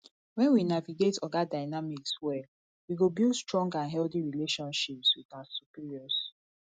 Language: Nigerian Pidgin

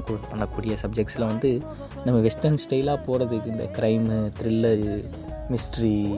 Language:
Tamil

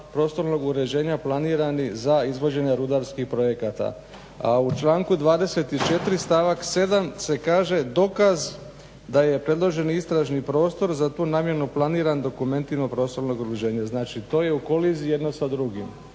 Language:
Croatian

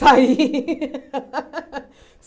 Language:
Portuguese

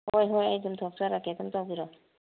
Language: Manipuri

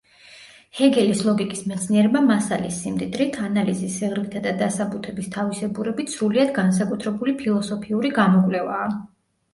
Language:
Georgian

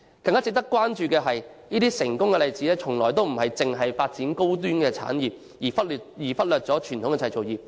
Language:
Cantonese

